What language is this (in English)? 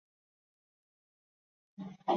Chinese